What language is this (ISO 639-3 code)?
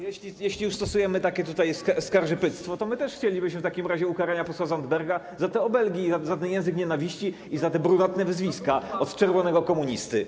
pol